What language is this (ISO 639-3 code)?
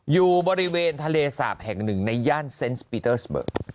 tha